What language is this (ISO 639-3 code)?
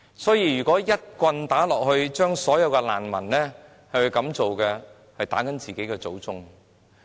yue